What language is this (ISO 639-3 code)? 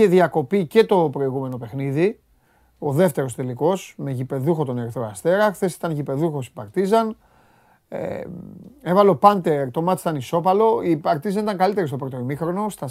ell